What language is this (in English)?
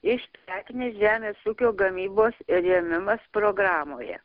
Lithuanian